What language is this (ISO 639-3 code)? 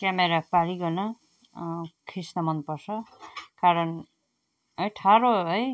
nep